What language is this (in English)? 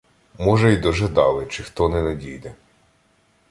Ukrainian